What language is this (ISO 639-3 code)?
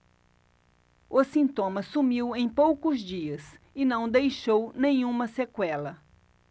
por